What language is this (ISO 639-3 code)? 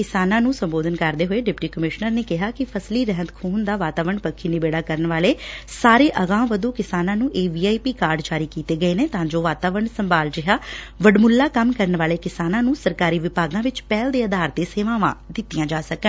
pan